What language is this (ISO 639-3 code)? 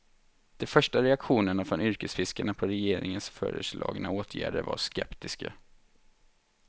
swe